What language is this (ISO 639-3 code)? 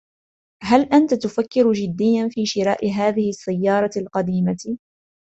ara